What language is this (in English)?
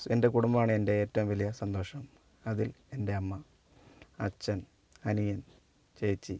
Malayalam